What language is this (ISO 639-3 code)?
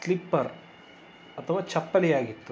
kan